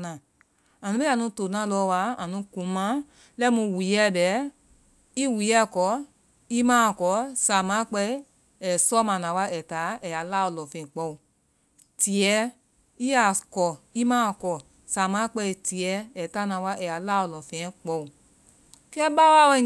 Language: Vai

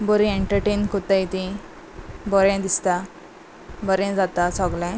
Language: Konkani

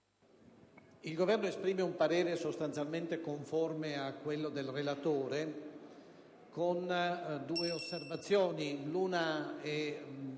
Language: Italian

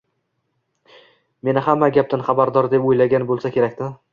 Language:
Uzbek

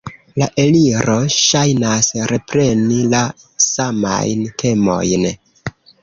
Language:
Esperanto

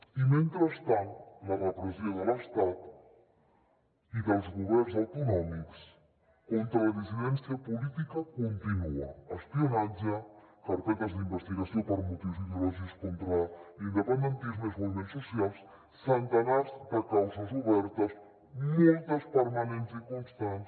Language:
Catalan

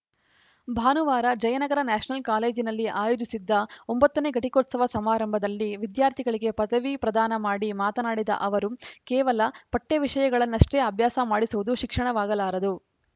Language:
Kannada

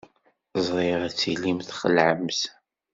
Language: Kabyle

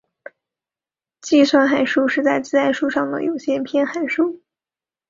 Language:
Chinese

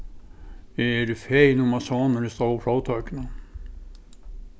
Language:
Faroese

